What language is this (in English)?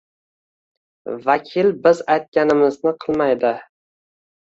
Uzbek